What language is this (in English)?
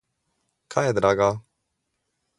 Slovenian